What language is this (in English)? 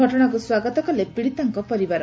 Odia